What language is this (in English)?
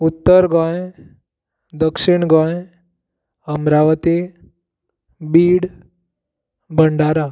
Konkani